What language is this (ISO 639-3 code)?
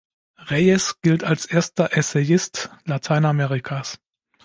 deu